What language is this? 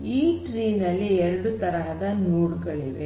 Kannada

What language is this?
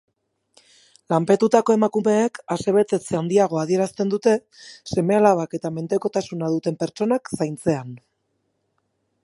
Basque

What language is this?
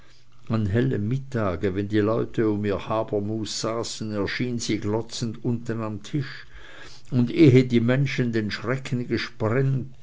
German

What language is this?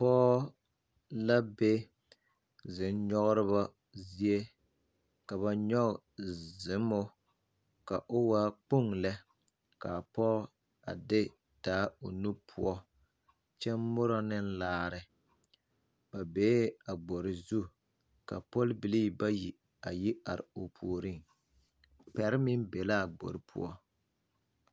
Southern Dagaare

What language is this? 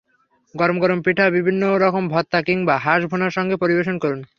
Bangla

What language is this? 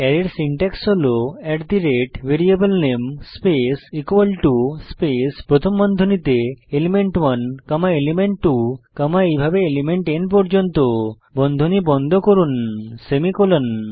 Bangla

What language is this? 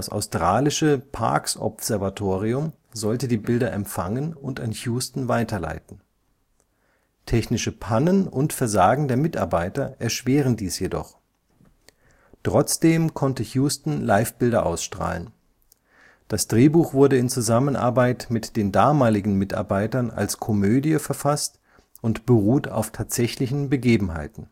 German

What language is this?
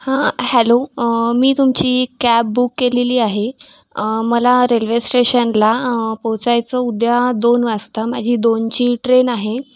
Marathi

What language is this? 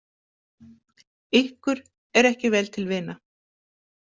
Icelandic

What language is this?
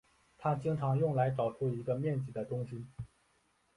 Chinese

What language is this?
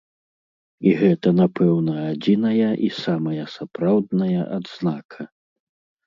Belarusian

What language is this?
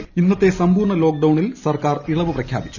Malayalam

